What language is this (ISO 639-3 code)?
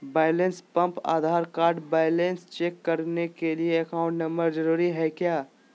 mag